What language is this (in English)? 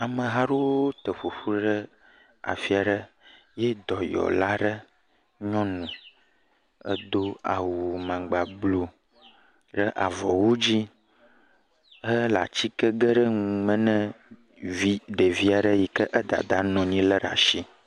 Ewe